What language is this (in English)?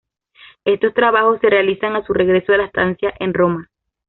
Spanish